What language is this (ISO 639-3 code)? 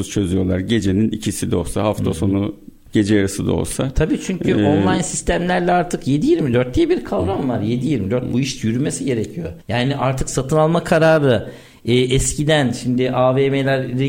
tur